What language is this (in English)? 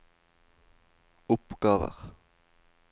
Norwegian